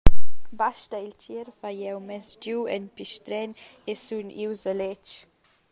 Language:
Romansh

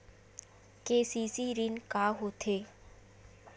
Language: Chhattisgarhi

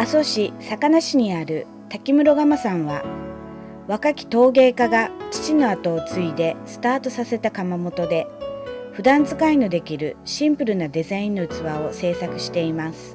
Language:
Japanese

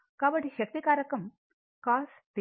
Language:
Telugu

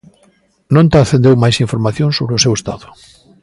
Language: Galician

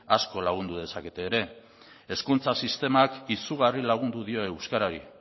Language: Basque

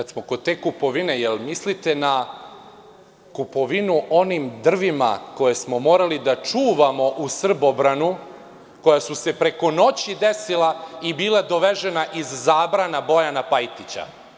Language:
Serbian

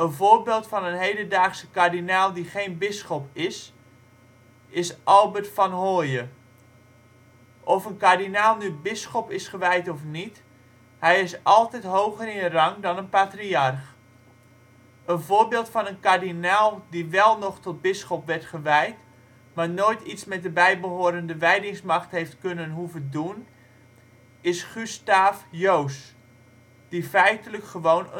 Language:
Dutch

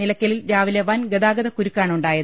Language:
Malayalam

